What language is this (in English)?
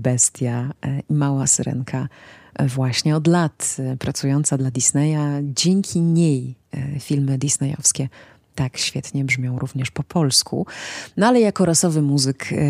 Polish